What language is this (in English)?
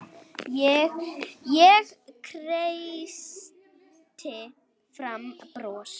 Icelandic